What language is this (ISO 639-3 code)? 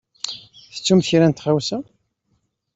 kab